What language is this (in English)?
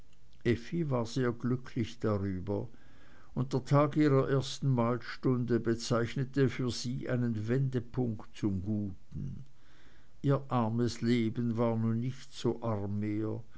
German